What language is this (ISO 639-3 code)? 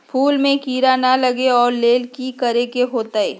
mag